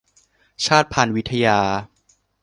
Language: Thai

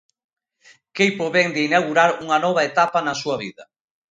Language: Galician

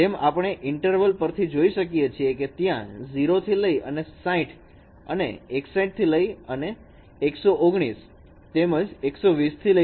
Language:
Gujarati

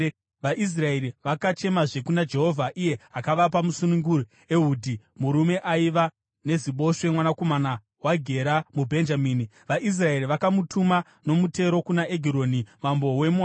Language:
Shona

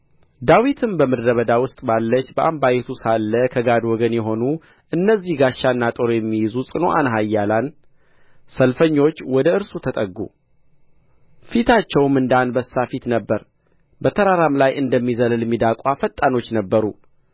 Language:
Amharic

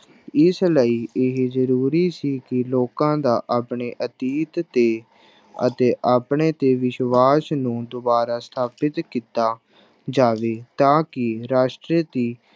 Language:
Punjabi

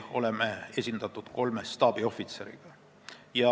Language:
Estonian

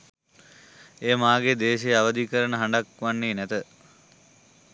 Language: Sinhala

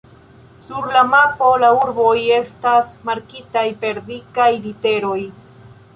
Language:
Esperanto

